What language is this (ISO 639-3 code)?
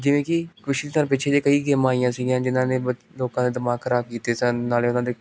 pan